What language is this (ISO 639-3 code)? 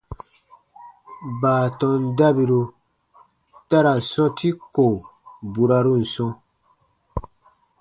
bba